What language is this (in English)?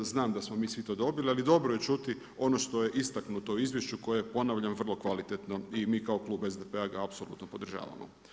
Croatian